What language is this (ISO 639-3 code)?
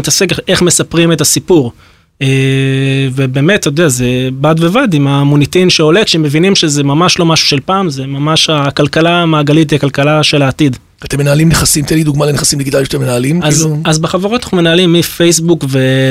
heb